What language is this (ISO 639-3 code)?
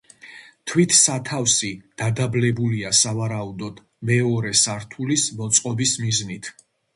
kat